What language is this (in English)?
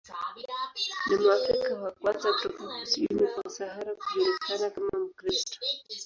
Swahili